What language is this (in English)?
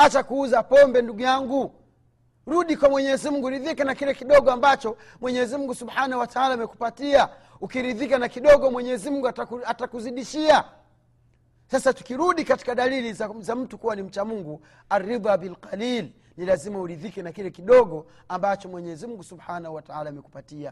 Swahili